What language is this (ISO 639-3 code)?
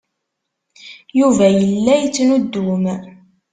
kab